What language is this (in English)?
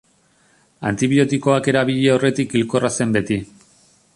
Basque